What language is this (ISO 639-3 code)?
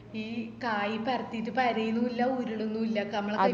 mal